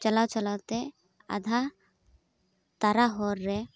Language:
Santali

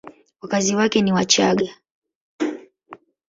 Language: Swahili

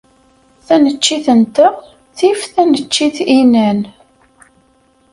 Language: Kabyle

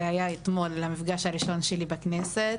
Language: Hebrew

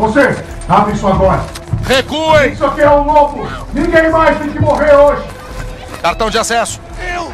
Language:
Portuguese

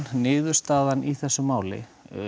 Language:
Icelandic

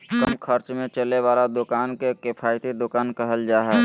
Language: Magahi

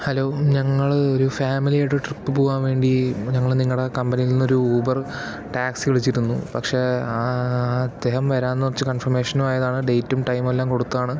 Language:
Malayalam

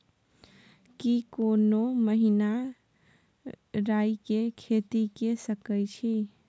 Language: Maithili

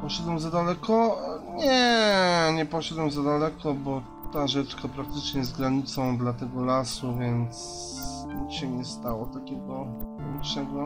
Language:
Polish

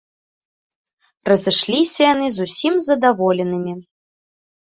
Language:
Belarusian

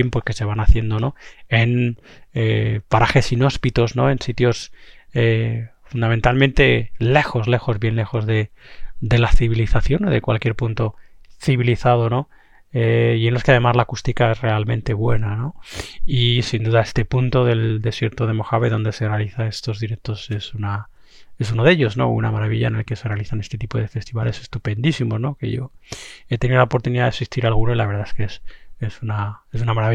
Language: Spanish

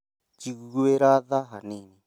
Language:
Kikuyu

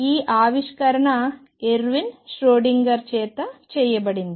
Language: Telugu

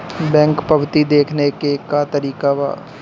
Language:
Bhojpuri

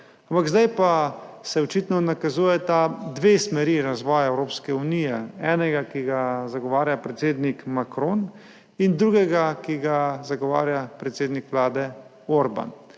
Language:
Slovenian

